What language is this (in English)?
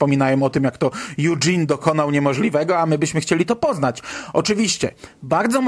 Polish